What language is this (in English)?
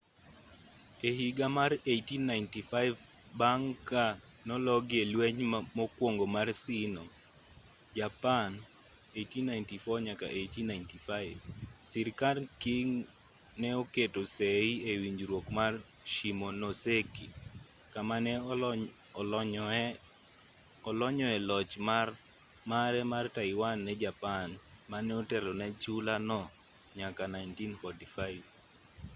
Luo (Kenya and Tanzania)